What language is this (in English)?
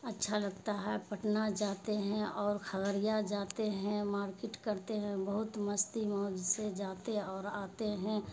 Urdu